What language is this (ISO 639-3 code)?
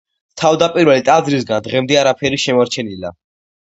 kat